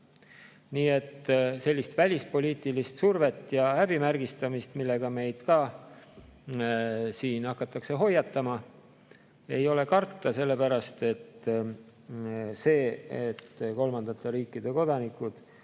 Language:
Estonian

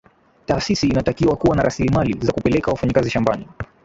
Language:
Swahili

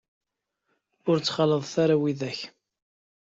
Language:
Kabyle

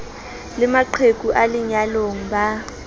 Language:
Southern Sotho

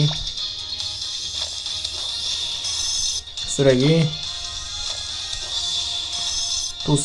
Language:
Korean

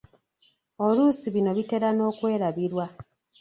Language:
Ganda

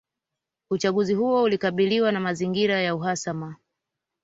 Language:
Swahili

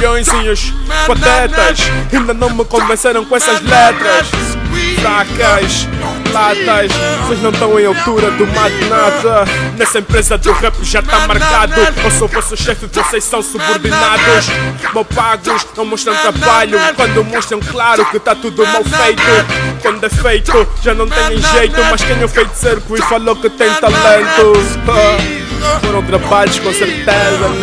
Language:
Portuguese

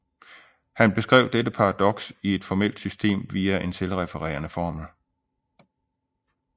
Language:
Danish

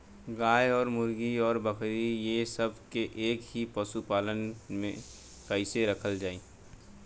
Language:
Bhojpuri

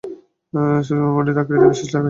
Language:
Bangla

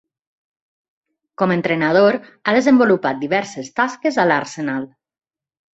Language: Catalan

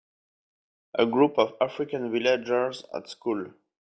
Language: English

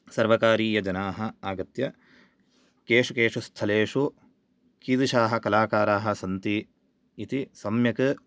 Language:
Sanskrit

